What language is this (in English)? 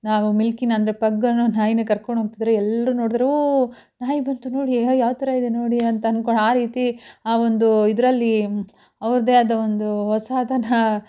Kannada